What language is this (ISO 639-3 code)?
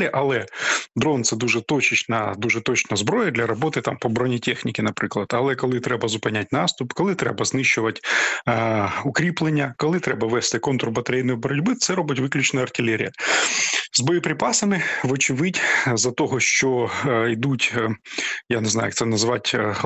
ukr